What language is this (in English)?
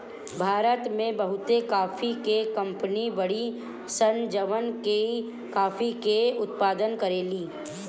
Bhojpuri